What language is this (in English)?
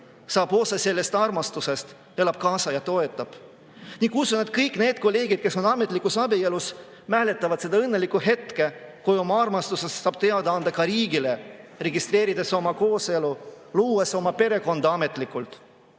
Estonian